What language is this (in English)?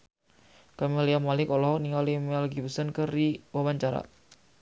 Sundanese